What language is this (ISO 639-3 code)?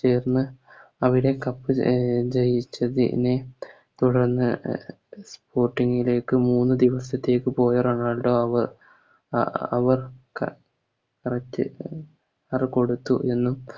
mal